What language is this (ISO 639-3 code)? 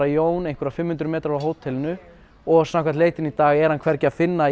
isl